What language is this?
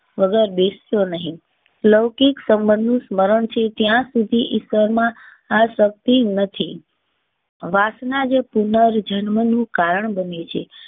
Gujarati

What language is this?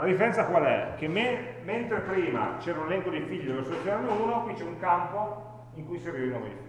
Italian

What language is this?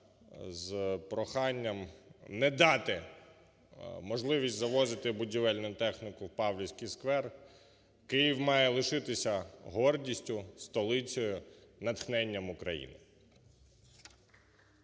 Ukrainian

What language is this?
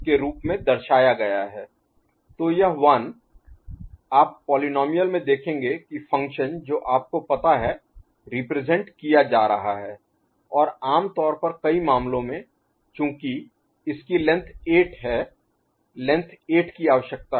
Hindi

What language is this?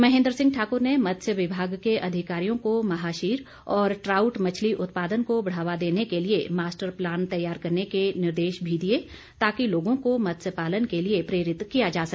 Hindi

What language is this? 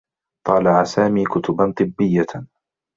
Arabic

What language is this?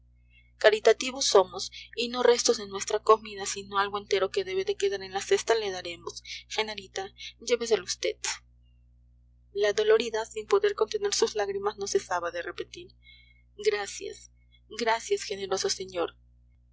Spanish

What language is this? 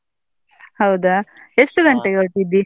Kannada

